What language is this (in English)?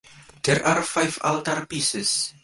English